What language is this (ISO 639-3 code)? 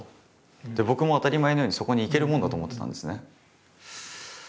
jpn